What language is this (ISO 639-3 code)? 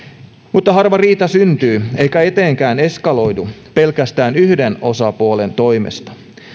fin